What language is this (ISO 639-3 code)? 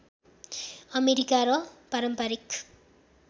nep